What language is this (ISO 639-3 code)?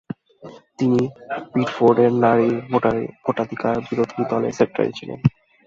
ben